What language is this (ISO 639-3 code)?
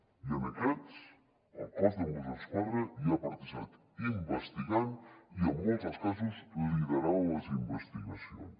cat